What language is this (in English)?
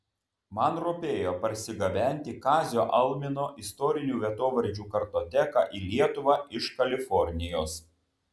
Lithuanian